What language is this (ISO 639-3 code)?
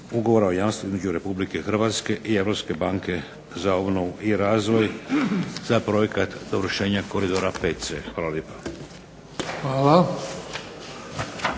hrv